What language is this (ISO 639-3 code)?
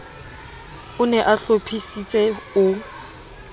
sot